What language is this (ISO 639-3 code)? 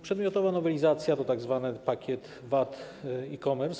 pol